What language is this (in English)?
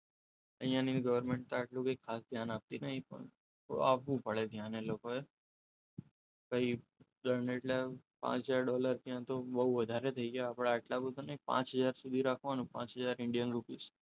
Gujarati